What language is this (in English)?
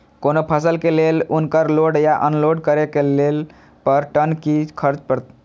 Maithili